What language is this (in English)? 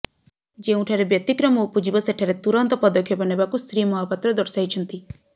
Odia